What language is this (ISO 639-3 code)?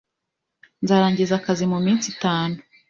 kin